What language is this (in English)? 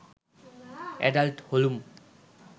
Bangla